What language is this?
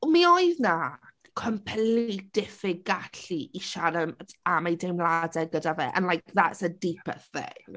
Welsh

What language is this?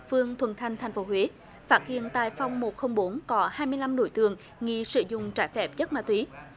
Vietnamese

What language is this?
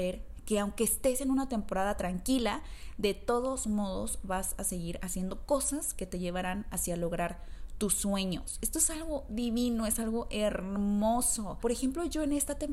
Spanish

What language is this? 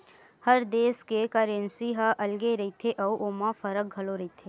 Chhattisgarhi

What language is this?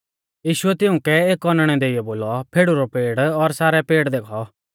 Mahasu Pahari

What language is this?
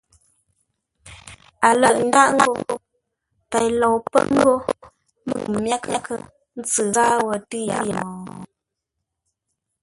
Ngombale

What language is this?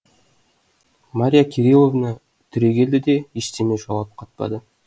Kazakh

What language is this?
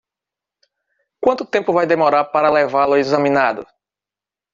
Portuguese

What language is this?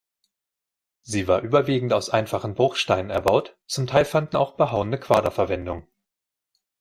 German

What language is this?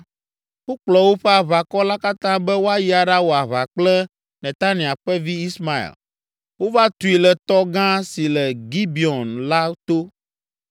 Ewe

